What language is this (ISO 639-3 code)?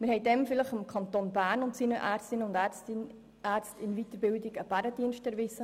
gsw